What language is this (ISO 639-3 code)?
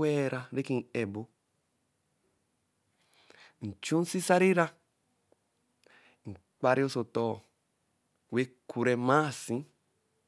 elm